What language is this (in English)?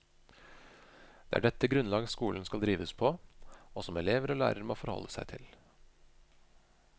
Norwegian